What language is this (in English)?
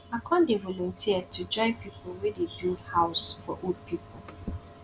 Nigerian Pidgin